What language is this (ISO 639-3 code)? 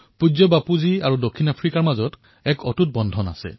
asm